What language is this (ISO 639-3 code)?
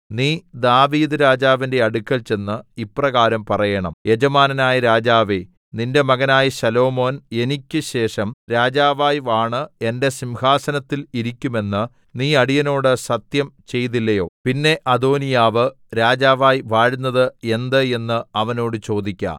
mal